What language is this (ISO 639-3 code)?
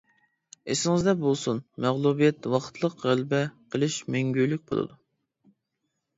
uig